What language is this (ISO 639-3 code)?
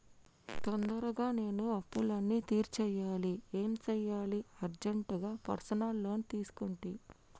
tel